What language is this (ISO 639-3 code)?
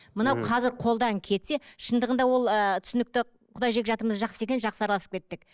kaz